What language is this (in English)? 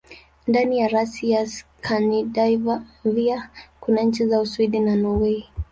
Swahili